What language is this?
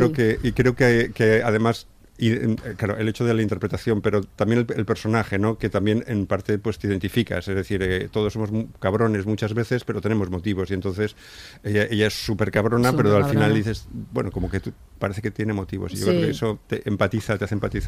Spanish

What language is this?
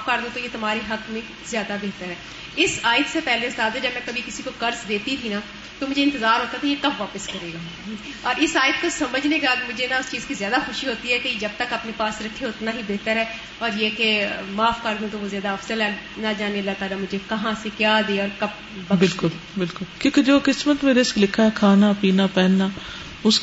Urdu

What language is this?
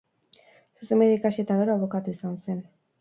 Basque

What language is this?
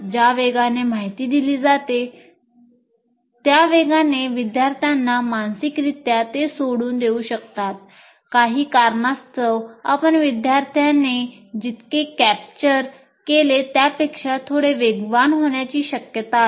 Marathi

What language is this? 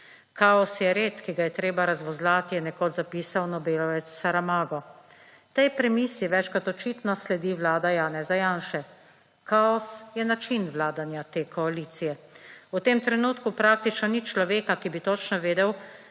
Slovenian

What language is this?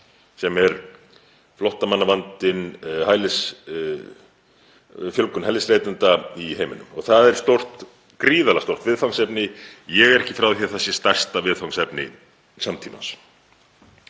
Icelandic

